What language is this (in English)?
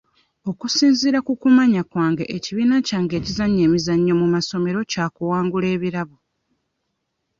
Ganda